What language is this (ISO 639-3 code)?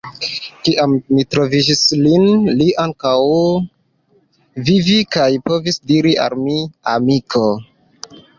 epo